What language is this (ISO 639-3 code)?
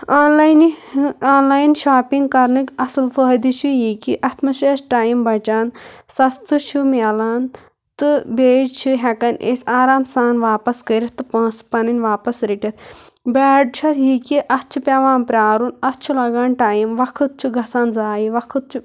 kas